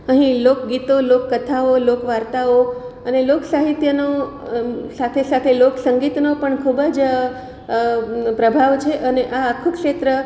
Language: Gujarati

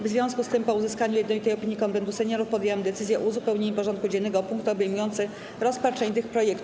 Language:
Polish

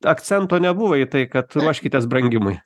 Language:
Lithuanian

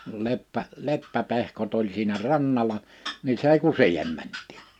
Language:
Finnish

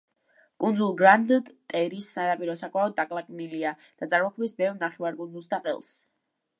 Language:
Georgian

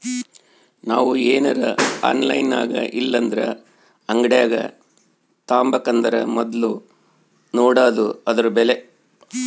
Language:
Kannada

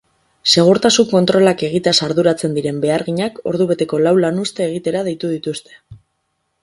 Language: Basque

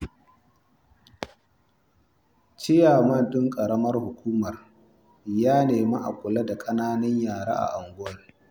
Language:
Hausa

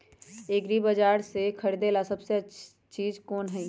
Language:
Magahi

